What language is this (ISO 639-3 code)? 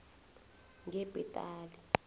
nbl